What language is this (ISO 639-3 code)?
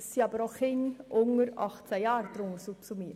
gsw